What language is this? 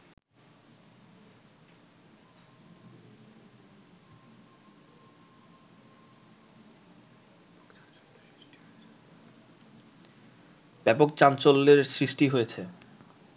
Bangla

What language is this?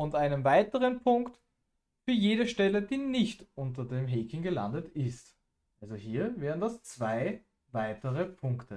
German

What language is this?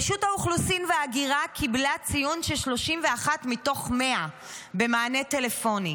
Hebrew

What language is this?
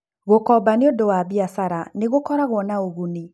Kikuyu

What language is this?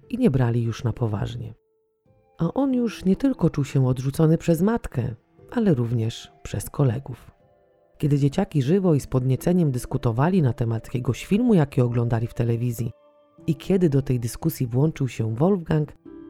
Polish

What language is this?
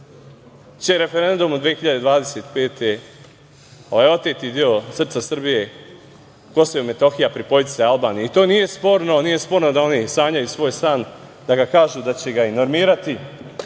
Serbian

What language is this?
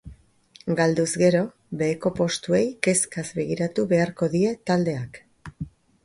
Basque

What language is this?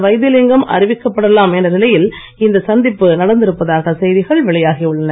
Tamil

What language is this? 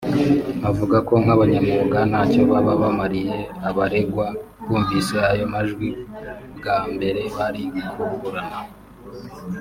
Kinyarwanda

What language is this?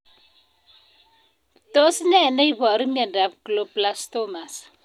Kalenjin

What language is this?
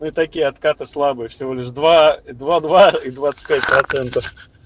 Russian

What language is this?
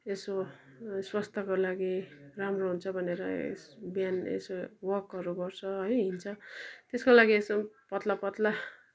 Nepali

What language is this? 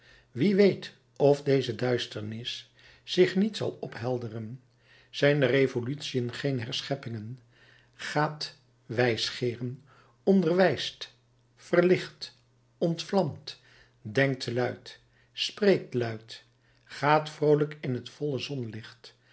Dutch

